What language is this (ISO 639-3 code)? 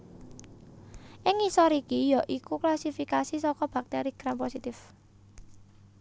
jav